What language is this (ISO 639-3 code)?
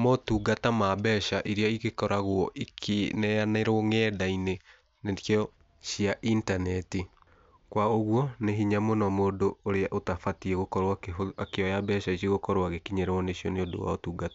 kik